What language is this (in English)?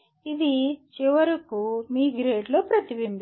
Telugu